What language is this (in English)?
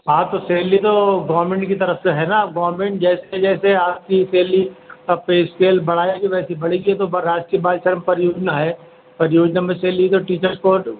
Urdu